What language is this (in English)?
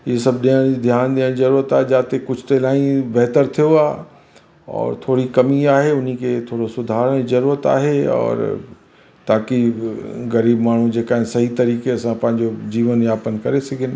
Sindhi